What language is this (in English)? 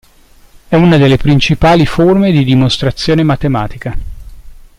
Italian